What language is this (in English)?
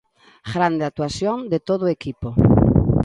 Galician